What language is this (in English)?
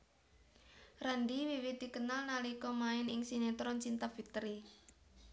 Javanese